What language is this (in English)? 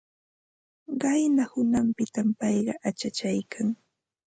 Ambo-Pasco Quechua